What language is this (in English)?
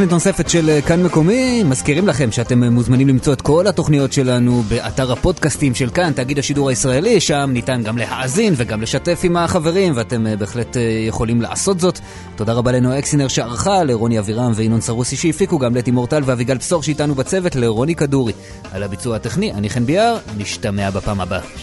Hebrew